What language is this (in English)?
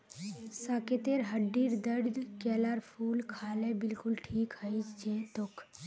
Magahi